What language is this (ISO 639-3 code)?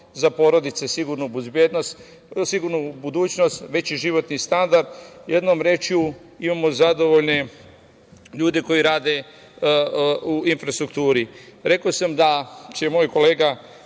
srp